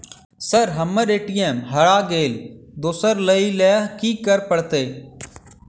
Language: Maithili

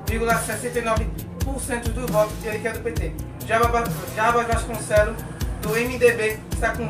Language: Portuguese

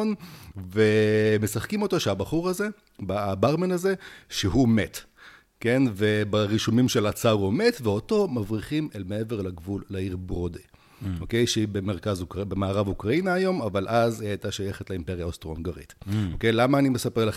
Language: Hebrew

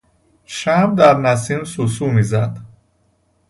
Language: Persian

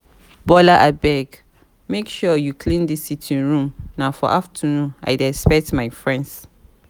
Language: Nigerian Pidgin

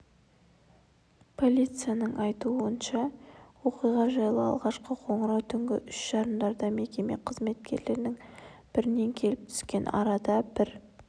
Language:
Kazakh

